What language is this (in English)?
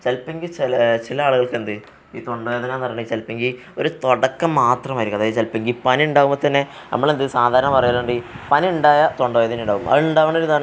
Malayalam